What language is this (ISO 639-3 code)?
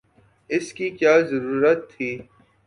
urd